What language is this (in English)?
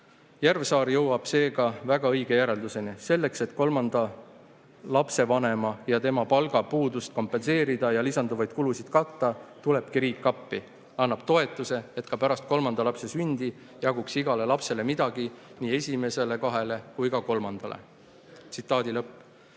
Estonian